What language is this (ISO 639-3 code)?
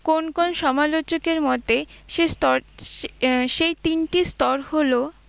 ben